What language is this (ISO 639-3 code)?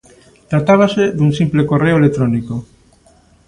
glg